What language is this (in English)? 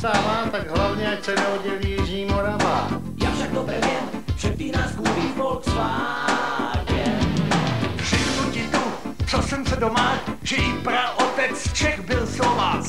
Czech